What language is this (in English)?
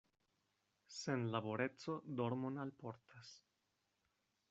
Esperanto